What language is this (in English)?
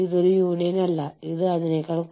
Malayalam